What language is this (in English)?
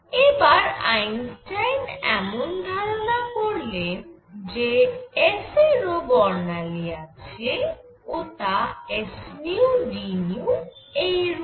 Bangla